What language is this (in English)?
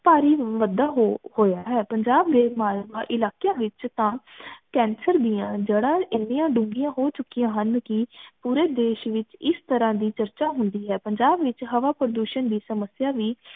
Punjabi